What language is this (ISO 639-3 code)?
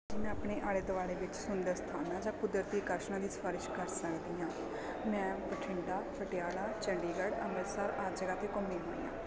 pan